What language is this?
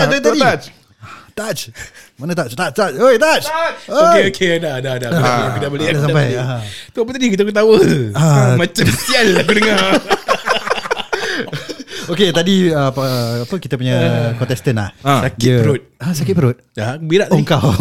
Malay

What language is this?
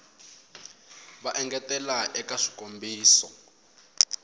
Tsonga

